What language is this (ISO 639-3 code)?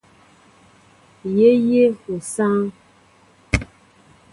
mbo